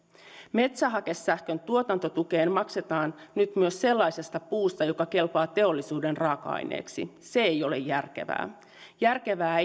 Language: Finnish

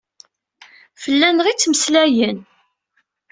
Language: Kabyle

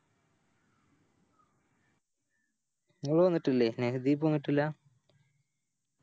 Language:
Malayalam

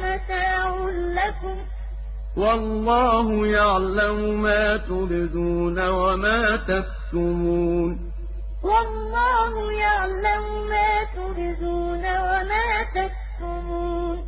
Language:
Arabic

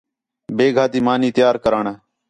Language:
Khetrani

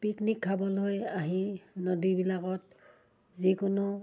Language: Assamese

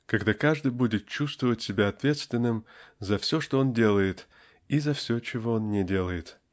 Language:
Russian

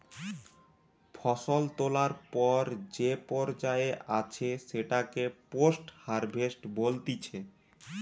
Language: Bangla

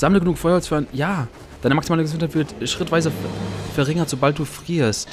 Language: German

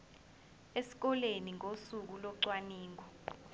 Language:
Zulu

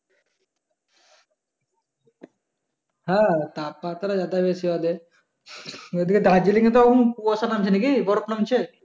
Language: Bangla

